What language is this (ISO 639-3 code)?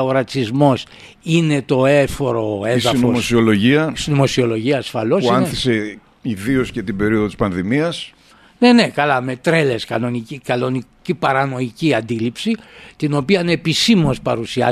ell